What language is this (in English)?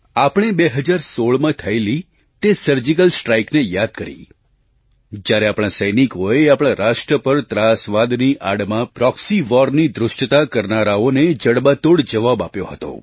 Gujarati